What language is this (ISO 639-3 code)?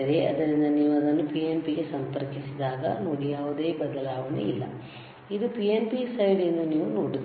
kan